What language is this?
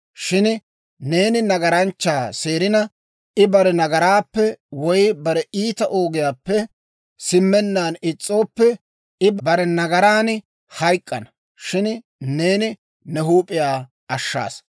Dawro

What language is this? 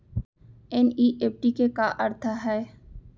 Chhattisgarhi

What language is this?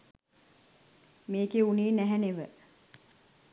Sinhala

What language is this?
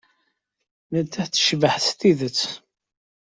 Kabyle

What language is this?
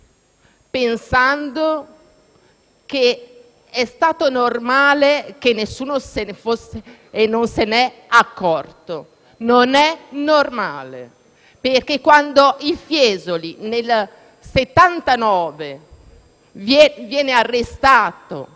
Italian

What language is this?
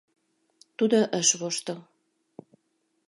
Mari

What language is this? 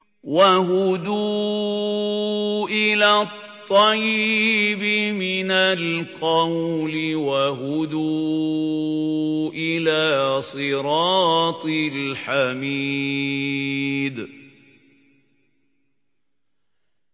Arabic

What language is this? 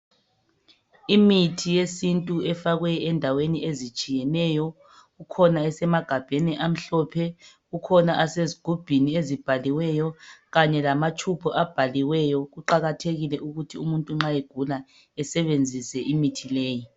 North Ndebele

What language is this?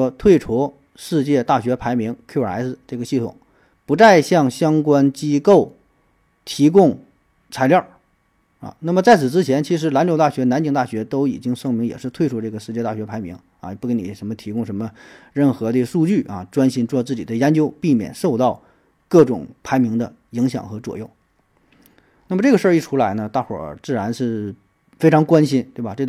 Chinese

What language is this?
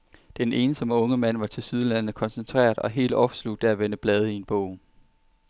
Danish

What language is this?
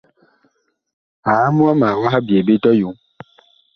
Bakoko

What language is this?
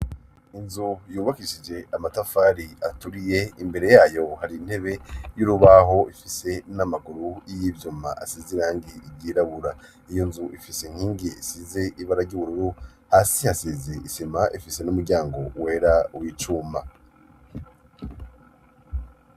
Rundi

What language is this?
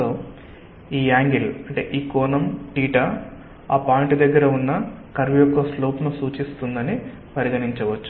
Telugu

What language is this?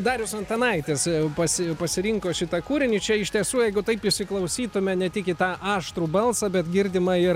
Lithuanian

